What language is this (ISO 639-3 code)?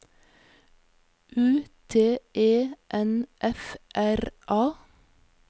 nor